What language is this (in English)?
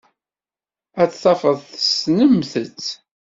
Kabyle